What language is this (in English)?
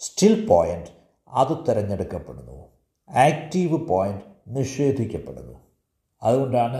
Malayalam